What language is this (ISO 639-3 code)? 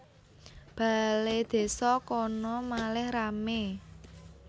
jav